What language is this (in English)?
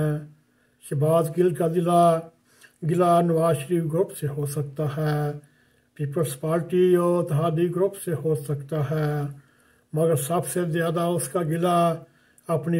Arabic